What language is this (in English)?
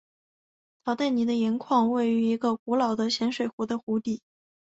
Chinese